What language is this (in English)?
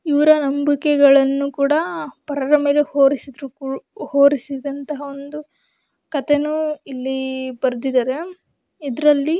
Kannada